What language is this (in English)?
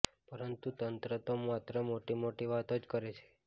Gujarati